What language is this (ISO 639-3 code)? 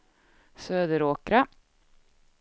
swe